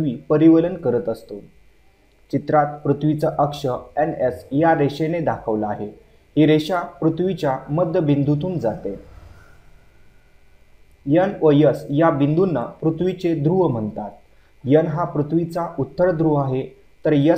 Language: Hindi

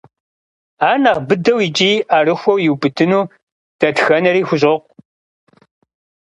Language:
Kabardian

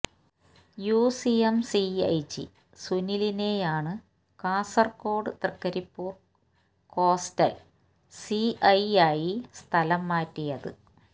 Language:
Malayalam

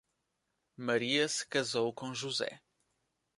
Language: Portuguese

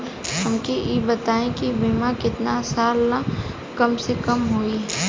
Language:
Bhojpuri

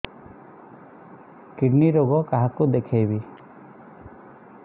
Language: Odia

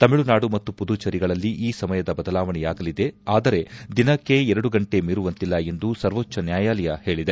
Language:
Kannada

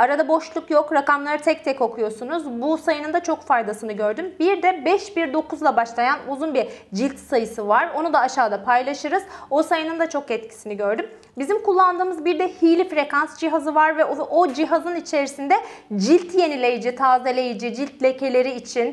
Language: Turkish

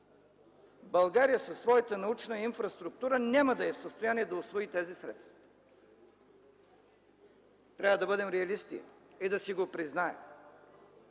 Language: Bulgarian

